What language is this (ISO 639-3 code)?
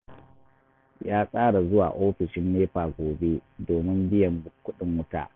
hau